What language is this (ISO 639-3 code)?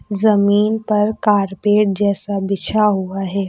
hin